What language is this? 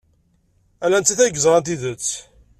Kabyle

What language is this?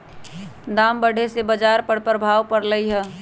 Magahi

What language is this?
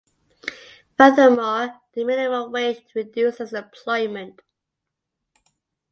English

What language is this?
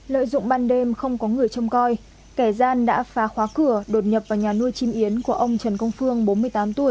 Vietnamese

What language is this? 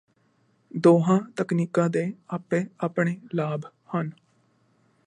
Punjabi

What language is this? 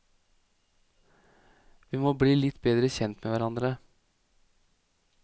Norwegian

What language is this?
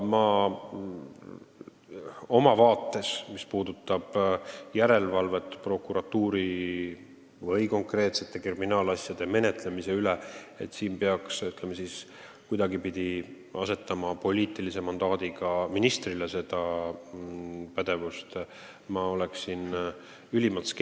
Estonian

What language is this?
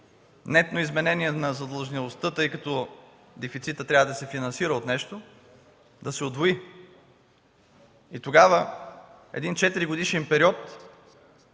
Bulgarian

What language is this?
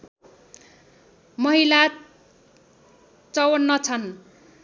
Nepali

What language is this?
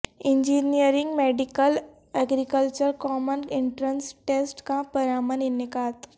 Urdu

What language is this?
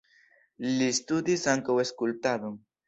Esperanto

